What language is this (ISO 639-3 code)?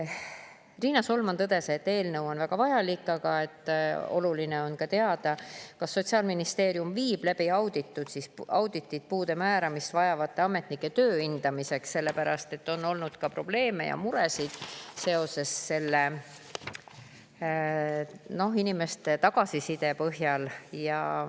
est